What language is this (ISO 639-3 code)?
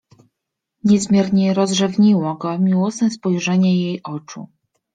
pol